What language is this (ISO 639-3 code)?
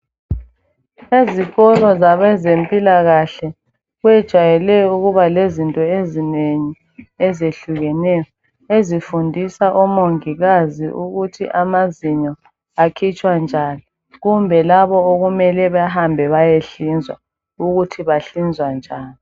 nde